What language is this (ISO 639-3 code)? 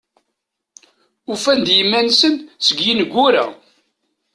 kab